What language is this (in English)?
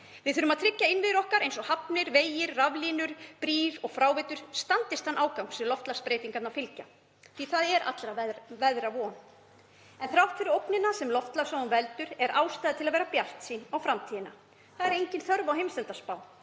Icelandic